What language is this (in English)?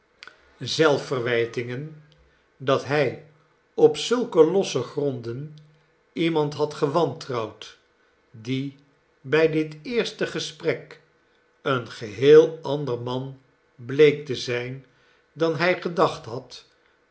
Dutch